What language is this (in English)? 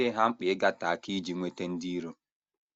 Igbo